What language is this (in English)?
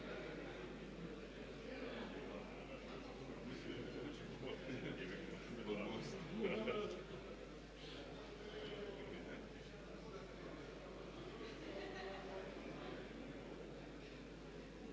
Croatian